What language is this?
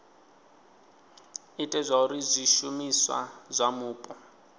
Venda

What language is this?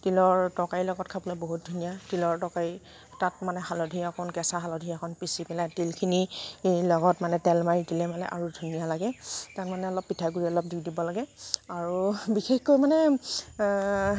Assamese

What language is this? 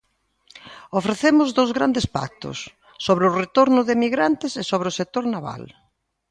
Galician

